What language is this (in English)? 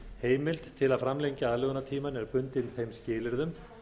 Icelandic